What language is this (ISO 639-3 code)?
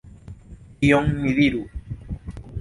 epo